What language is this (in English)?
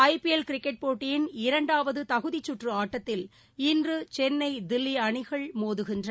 Tamil